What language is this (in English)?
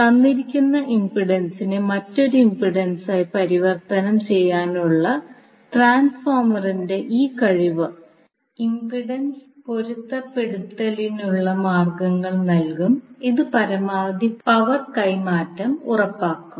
Malayalam